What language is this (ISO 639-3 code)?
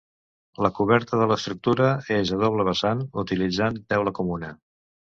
cat